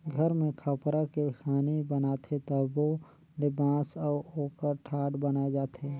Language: Chhattisgarhi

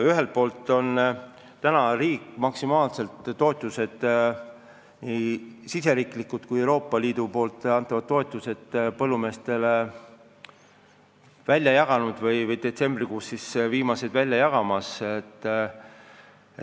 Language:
Estonian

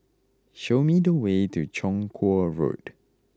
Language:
English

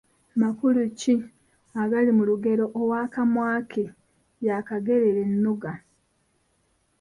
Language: Ganda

